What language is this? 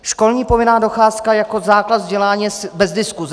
Czech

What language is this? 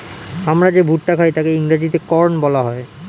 Bangla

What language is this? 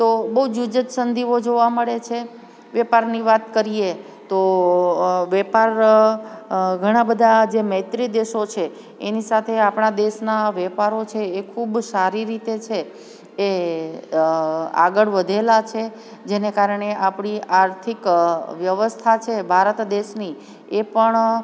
Gujarati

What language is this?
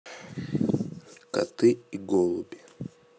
Russian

